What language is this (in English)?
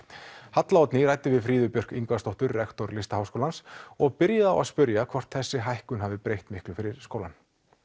Icelandic